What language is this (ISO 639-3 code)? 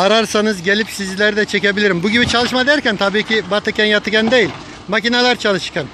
tur